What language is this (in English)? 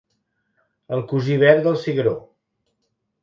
Catalan